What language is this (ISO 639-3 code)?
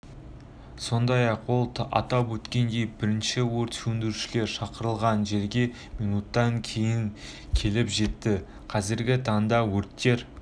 kaz